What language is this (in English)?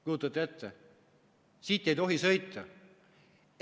Estonian